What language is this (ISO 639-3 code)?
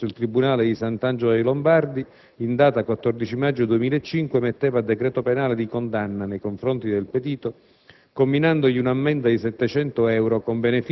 ita